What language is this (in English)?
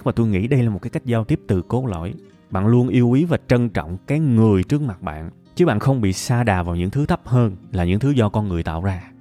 Vietnamese